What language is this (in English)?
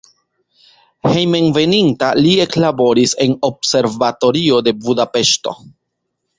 Esperanto